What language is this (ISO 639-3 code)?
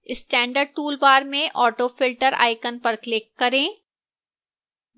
hin